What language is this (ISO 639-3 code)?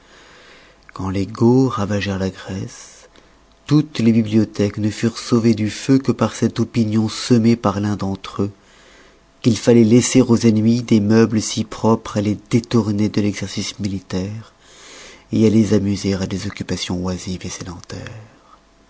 fra